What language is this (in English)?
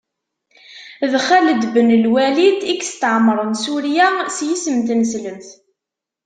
Kabyle